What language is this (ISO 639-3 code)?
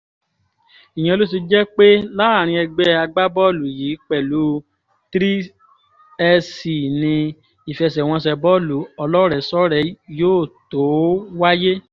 yor